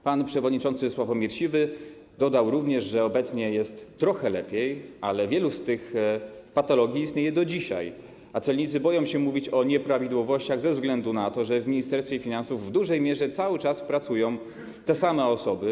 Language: Polish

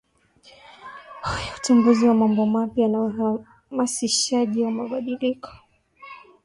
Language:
Swahili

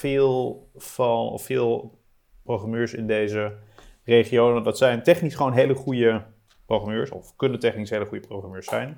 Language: Dutch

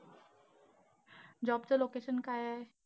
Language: Marathi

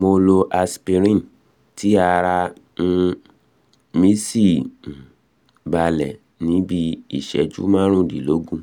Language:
Yoruba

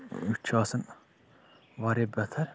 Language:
Kashmiri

